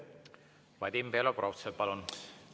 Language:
Estonian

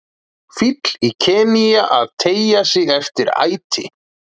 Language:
Icelandic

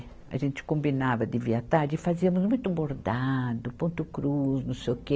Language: Portuguese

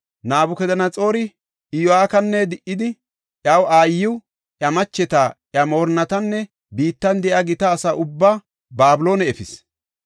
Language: Gofa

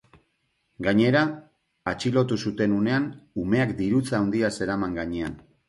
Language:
Basque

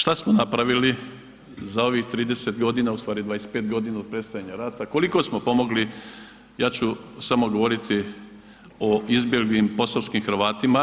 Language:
Croatian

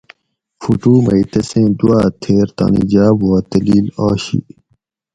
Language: Gawri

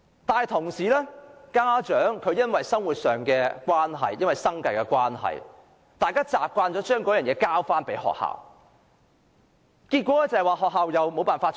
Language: Cantonese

